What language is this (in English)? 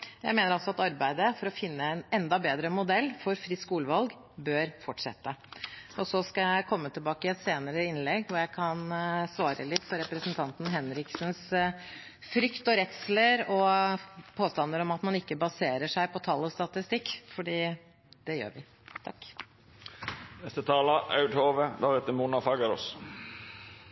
Norwegian Bokmål